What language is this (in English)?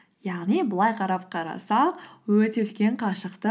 Kazakh